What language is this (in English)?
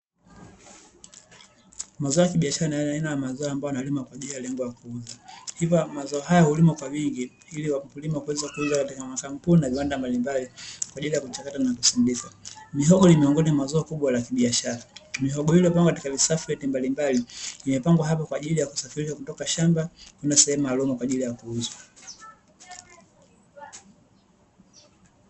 Swahili